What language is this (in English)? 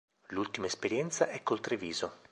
Italian